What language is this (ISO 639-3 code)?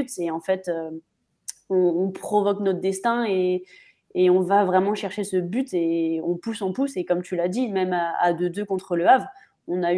fra